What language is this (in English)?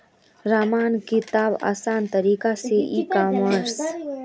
Magahi